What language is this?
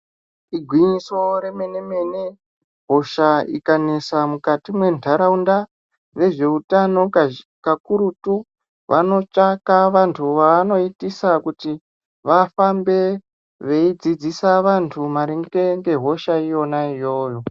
Ndau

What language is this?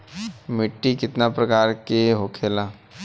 Bhojpuri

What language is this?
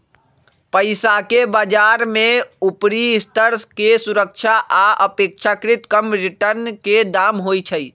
Magahi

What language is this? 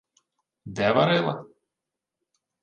Ukrainian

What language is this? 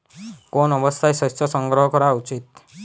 Bangla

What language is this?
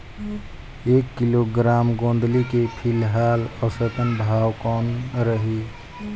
Chhattisgarhi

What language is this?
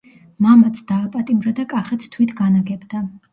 Georgian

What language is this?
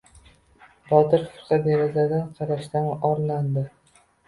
Uzbek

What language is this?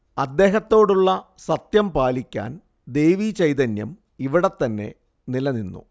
Malayalam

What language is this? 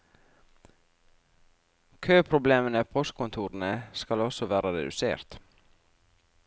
Norwegian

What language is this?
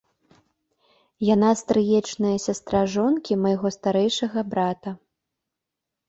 Belarusian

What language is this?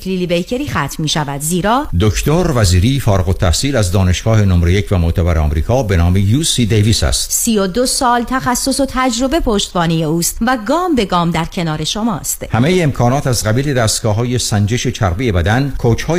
Persian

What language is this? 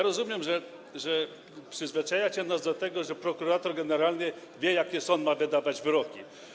Polish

